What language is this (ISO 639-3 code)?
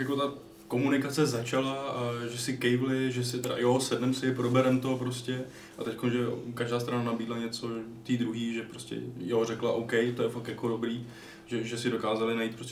ces